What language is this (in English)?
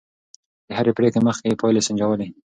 Pashto